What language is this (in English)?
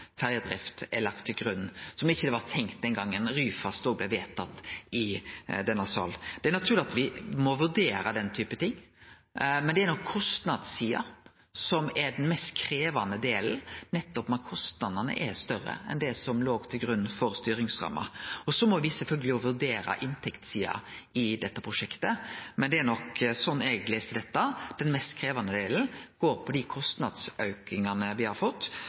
Norwegian Nynorsk